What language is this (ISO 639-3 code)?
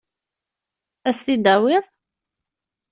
kab